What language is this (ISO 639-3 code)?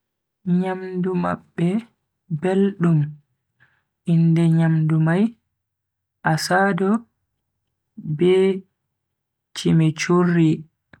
fui